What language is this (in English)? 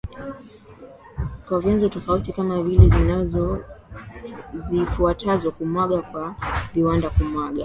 Swahili